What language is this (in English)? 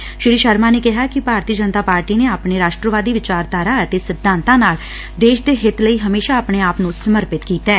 Punjabi